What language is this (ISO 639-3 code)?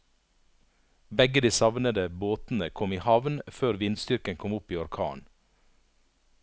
nor